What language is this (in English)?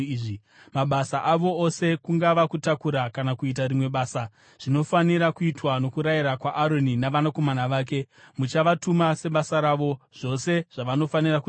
Shona